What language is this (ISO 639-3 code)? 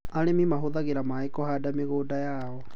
kik